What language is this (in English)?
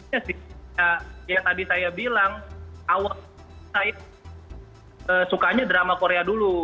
Indonesian